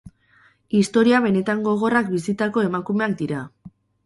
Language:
Basque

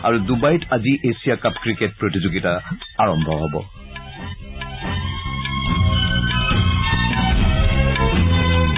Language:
Assamese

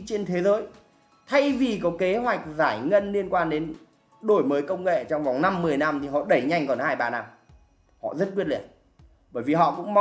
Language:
Vietnamese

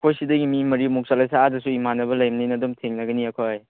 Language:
Manipuri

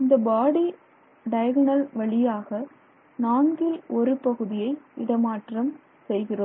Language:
Tamil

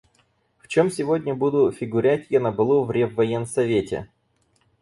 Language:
Russian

